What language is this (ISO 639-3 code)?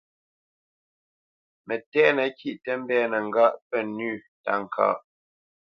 bce